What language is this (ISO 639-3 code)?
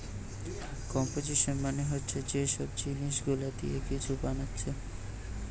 ben